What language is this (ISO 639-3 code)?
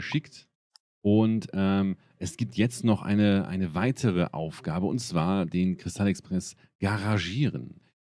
deu